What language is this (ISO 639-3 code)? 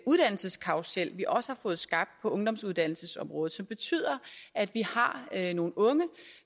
dan